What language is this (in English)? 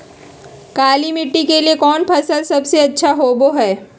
Magahi